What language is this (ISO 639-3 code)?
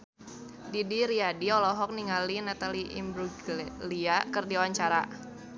sun